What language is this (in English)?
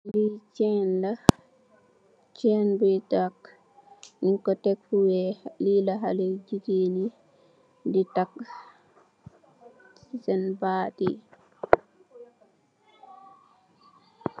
Wolof